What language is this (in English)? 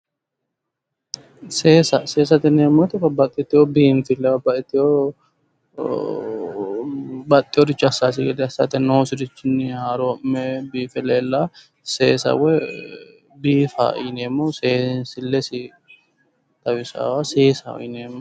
Sidamo